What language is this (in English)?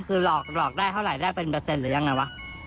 Thai